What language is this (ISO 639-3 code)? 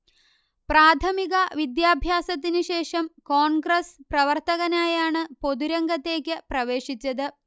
mal